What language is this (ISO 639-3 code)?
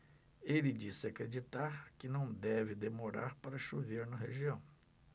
por